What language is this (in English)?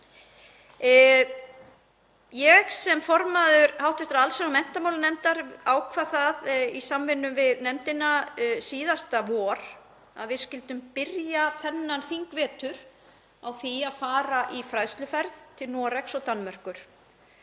Icelandic